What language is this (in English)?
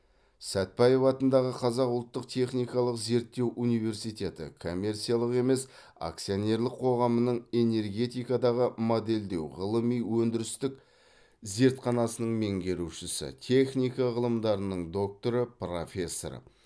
Kazakh